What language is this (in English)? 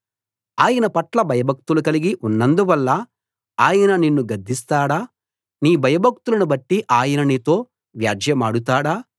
Telugu